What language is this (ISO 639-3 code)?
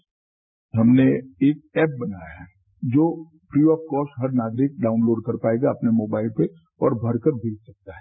hin